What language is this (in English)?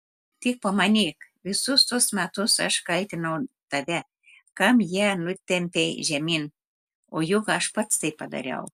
Lithuanian